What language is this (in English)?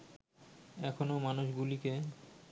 Bangla